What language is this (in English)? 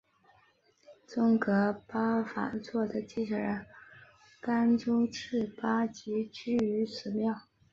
Chinese